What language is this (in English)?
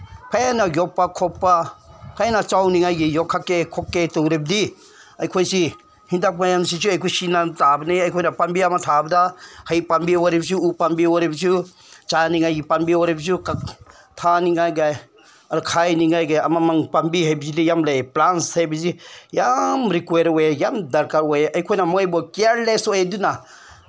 Manipuri